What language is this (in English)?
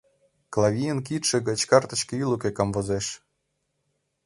Mari